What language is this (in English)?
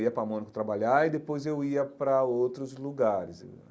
Portuguese